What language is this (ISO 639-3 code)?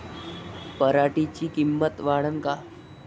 mar